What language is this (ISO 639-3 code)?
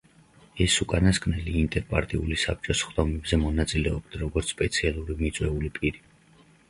kat